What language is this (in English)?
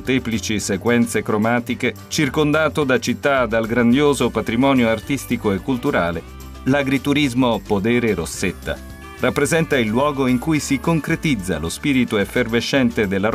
Italian